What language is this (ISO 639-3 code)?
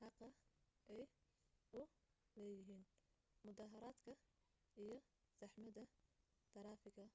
som